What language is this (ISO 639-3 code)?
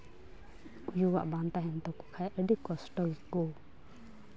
sat